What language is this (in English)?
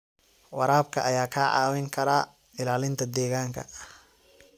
Somali